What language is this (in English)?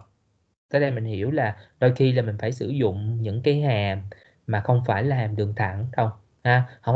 Vietnamese